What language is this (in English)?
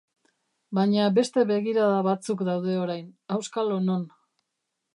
Basque